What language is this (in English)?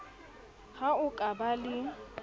Southern Sotho